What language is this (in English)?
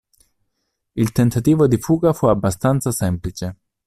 Italian